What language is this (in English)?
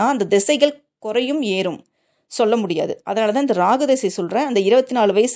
Tamil